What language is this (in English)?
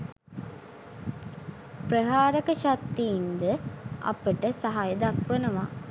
Sinhala